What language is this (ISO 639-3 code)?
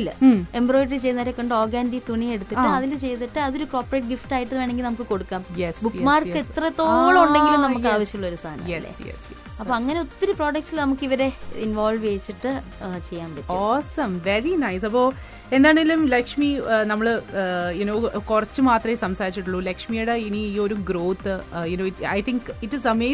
mal